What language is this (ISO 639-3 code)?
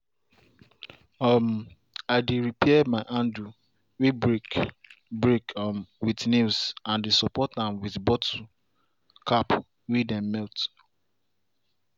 pcm